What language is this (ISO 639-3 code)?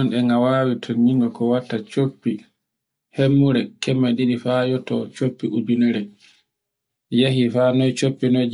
fue